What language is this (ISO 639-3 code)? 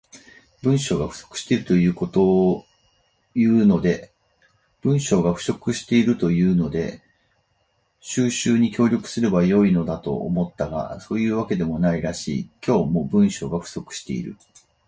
jpn